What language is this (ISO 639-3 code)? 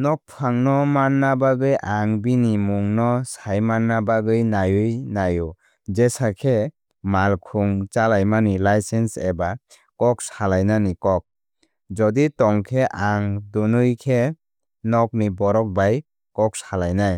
trp